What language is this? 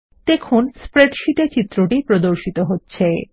Bangla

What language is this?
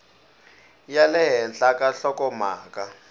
Tsonga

